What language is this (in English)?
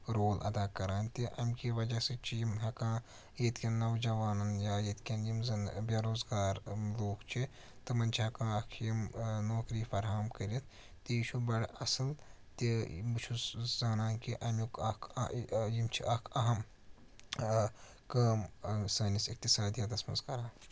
Kashmiri